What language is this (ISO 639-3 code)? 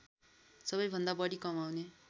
nep